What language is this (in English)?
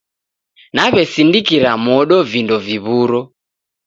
Taita